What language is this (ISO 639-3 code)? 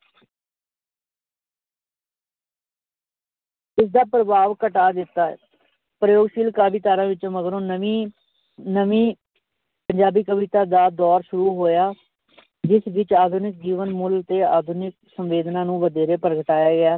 pan